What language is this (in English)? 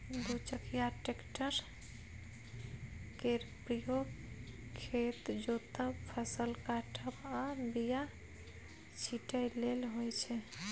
Maithili